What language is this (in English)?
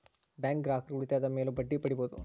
Kannada